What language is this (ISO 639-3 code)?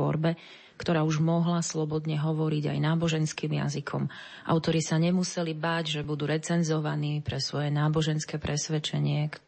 slk